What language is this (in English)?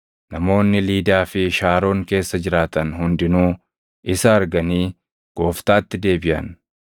Oromo